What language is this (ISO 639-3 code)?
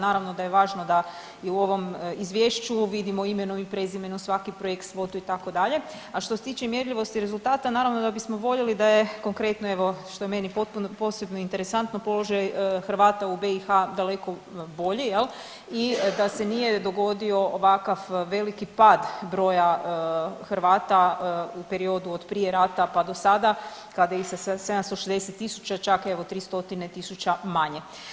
hrv